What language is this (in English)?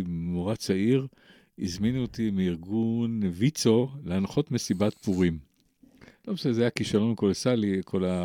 Hebrew